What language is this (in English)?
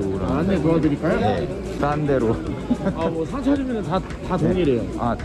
Korean